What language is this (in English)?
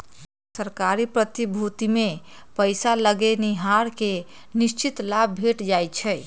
Magahi